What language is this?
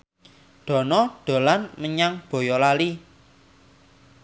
Javanese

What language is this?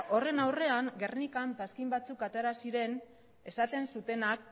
Basque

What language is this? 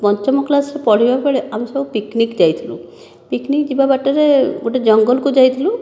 Odia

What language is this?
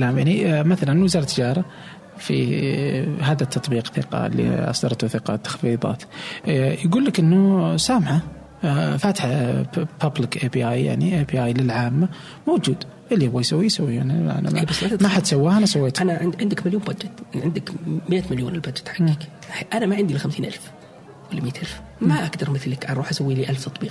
Arabic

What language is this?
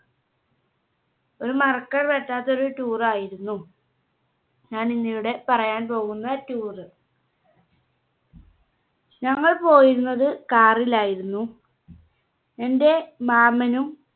Malayalam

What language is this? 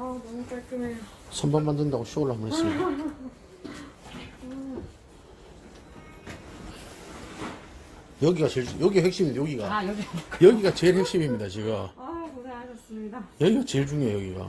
Korean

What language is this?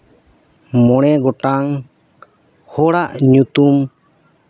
Santali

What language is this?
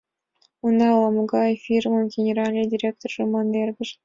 Mari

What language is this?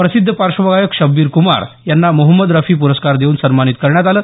Marathi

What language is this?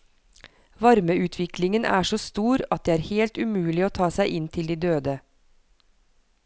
Norwegian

